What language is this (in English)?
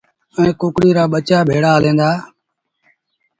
Sindhi Bhil